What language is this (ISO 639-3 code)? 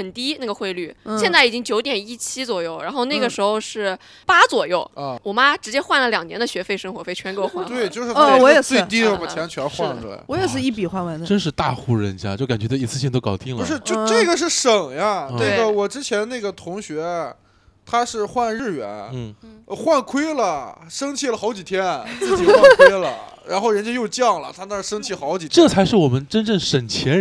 zho